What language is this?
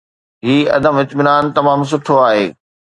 Sindhi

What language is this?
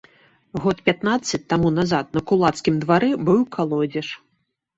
Belarusian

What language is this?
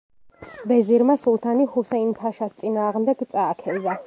Georgian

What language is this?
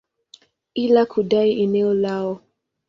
Swahili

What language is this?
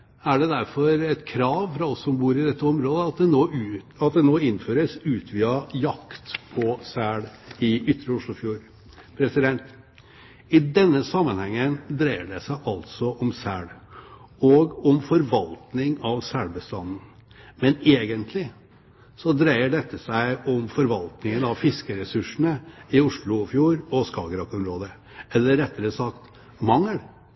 Norwegian Bokmål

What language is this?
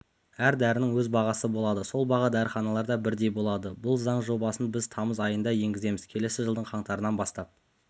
Kazakh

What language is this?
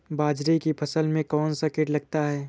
Hindi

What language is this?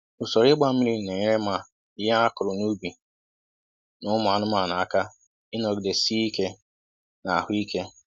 Igbo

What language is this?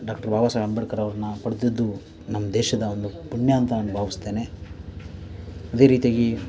Kannada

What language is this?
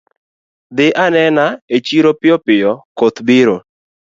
Luo (Kenya and Tanzania)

